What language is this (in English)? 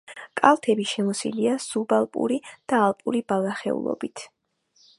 Georgian